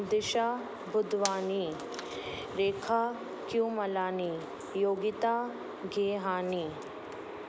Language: Sindhi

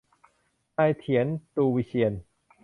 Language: Thai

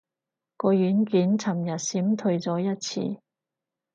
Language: Cantonese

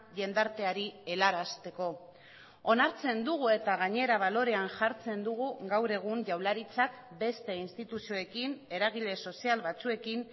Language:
Basque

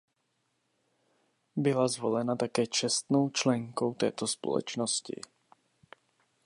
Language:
Czech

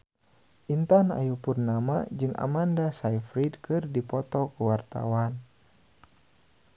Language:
Sundanese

